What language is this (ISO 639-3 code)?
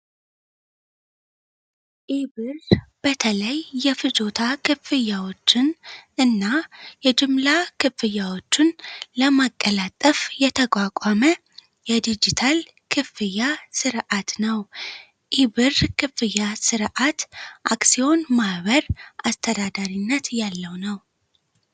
amh